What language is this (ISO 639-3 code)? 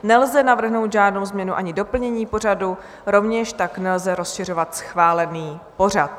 ces